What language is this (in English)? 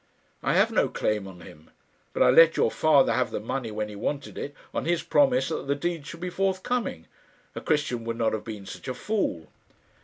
English